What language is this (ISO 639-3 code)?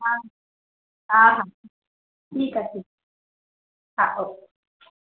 snd